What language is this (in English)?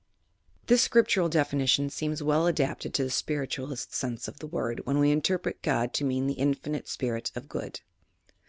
English